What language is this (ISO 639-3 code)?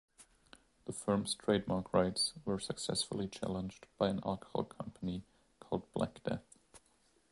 eng